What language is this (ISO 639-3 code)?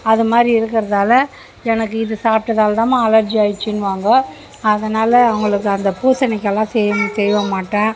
tam